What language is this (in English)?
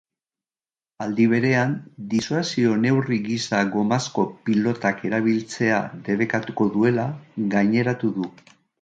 Basque